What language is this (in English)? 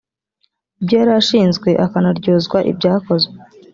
Kinyarwanda